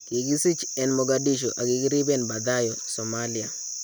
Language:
Kalenjin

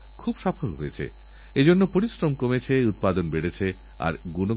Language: Bangla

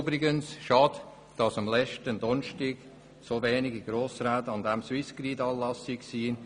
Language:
Swiss German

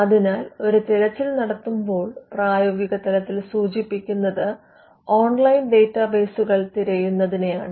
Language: Malayalam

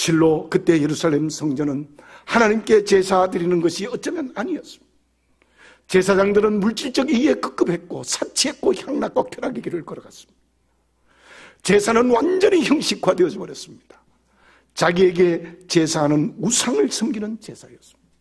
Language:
Korean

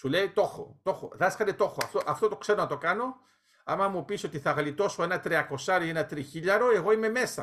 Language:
Greek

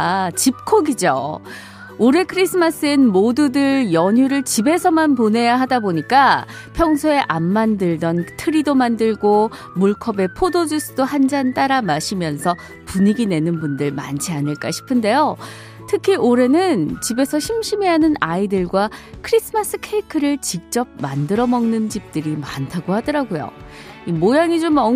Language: Korean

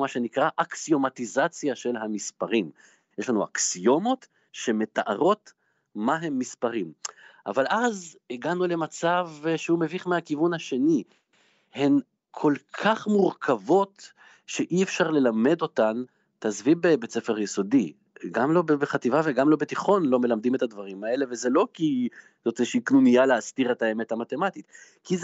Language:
Hebrew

